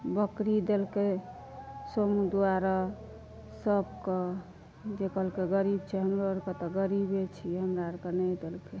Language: Maithili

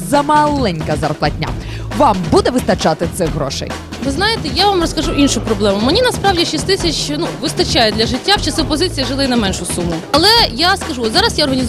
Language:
Ukrainian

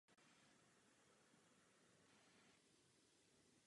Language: Czech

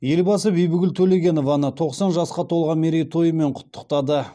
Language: Kazakh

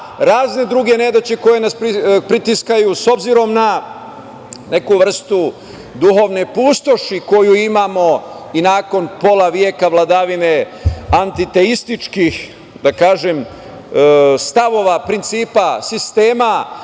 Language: Serbian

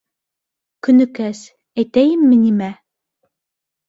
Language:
Bashkir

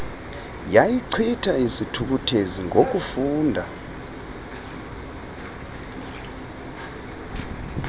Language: Xhosa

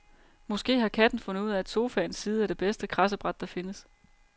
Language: Danish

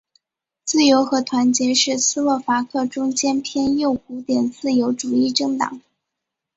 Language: Chinese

